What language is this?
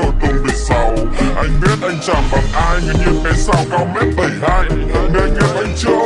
Vietnamese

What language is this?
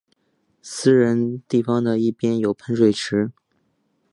Chinese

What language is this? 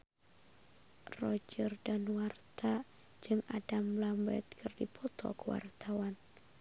Sundanese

